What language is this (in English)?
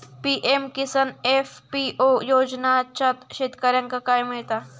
Marathi